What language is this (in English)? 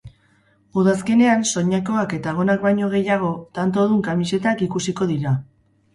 Basque